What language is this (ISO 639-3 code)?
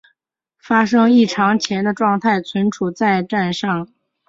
zho